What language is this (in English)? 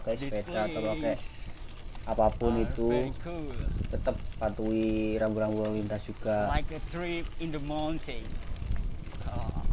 Indonesian